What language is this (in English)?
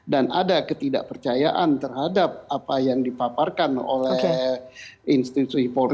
Indonesian